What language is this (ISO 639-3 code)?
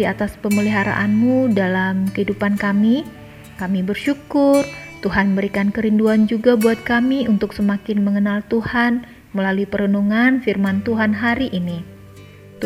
ind